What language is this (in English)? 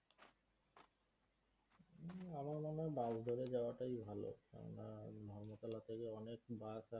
Bangla